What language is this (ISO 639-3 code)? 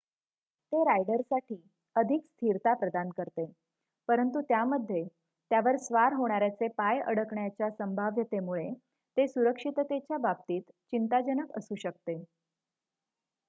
mar